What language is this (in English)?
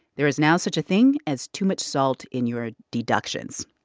English